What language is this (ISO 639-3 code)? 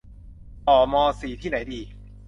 tha